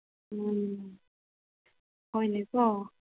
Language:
Manipuri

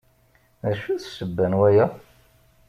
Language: Kabyle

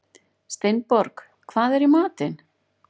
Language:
Icelandic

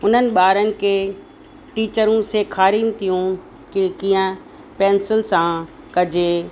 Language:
Sindhi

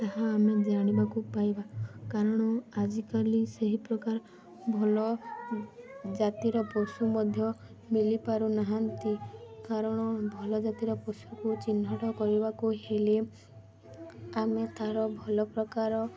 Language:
Odia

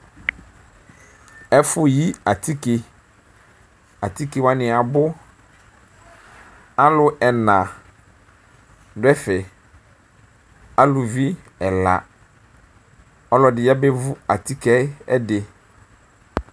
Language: Ikposo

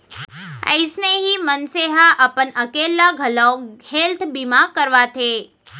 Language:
Chhattisgarhi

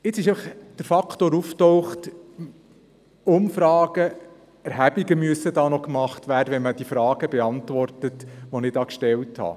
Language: Swiss German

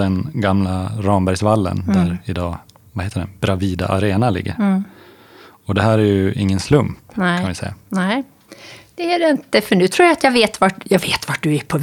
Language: Swedish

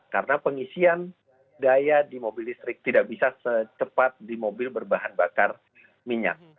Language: Indonesian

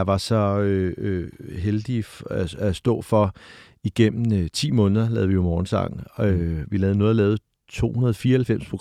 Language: Danish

